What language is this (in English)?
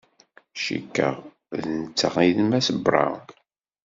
Kabyle